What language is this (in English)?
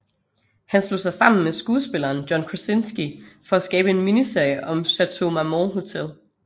Danish